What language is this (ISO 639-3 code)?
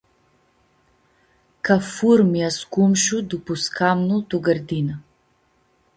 rup